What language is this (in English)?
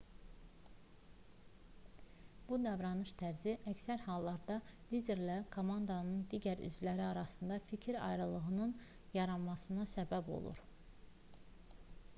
Azerbaijani